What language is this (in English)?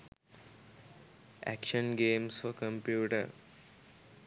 Sinhala